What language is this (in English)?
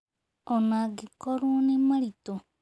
Kikuyu